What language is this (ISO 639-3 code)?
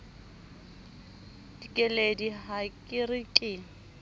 sot